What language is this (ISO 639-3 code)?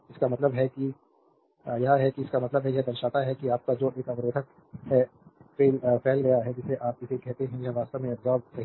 hin